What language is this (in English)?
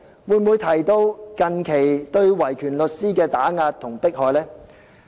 Cantonese